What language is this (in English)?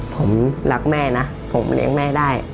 Thai